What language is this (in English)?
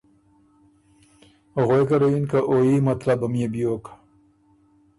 Ormuri